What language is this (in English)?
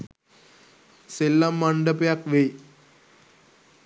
Sinhala